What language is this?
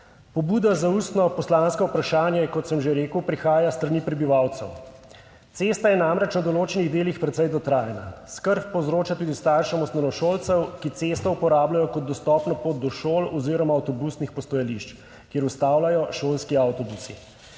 Slovenian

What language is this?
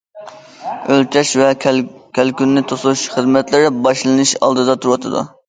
Uyghur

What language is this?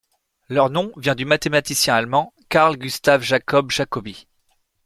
French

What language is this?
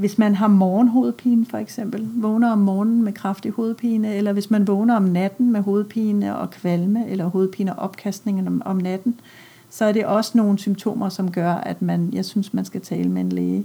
Danish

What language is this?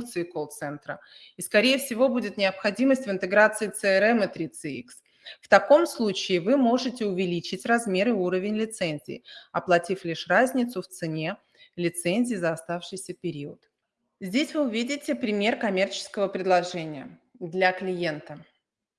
Russian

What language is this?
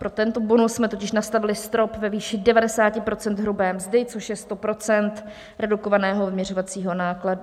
Czech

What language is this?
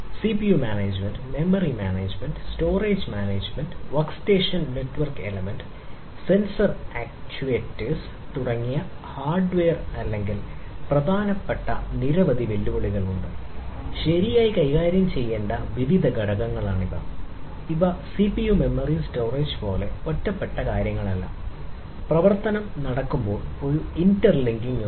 Malayalam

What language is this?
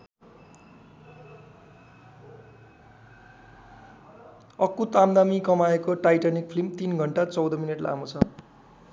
Nepali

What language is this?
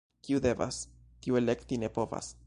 Esperanto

